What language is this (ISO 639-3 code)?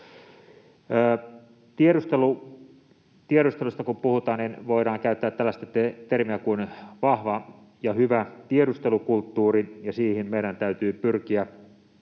fin